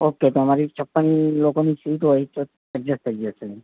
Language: Gujarati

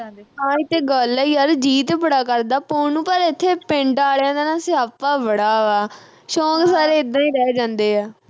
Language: Punjabi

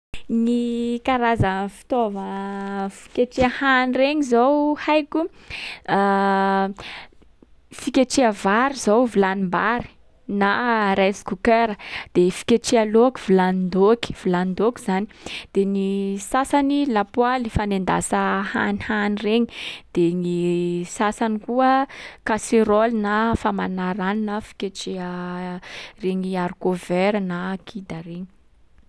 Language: Sakalava Malagasy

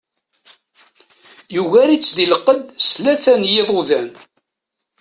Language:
Kabyle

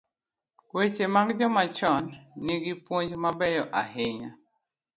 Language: Luo (Kenya and Tanzania)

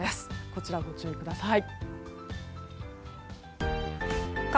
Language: Japanese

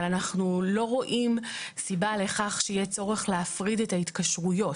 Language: Hebrew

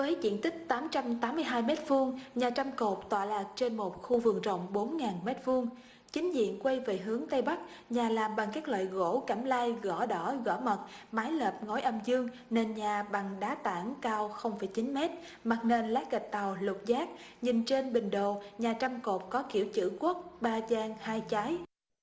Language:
Vietnamese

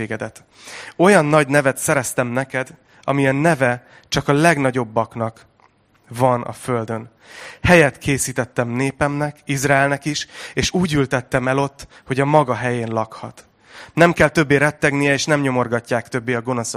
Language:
Hungarian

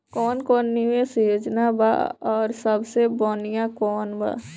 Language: Bhojpuri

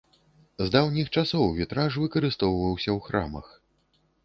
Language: Belarusian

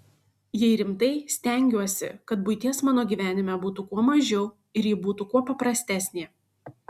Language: Lithuanian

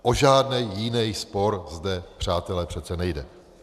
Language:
Czech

